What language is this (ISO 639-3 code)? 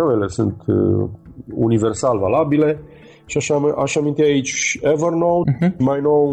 ron